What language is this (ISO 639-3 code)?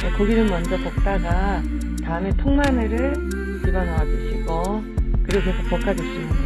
kor